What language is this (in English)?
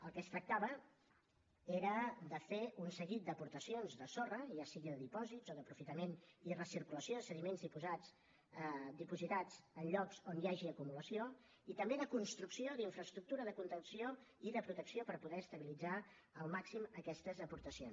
Catalan